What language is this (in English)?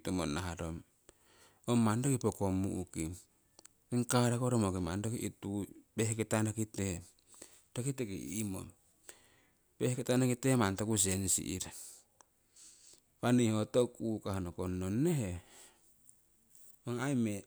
Siwai